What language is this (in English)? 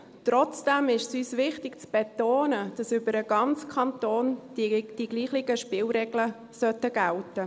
Swiss German